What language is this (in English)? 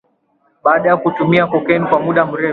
Swahili